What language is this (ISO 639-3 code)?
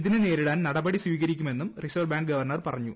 mal